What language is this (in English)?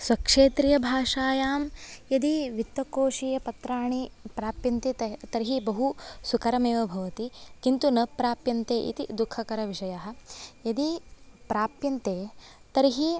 Sanskrit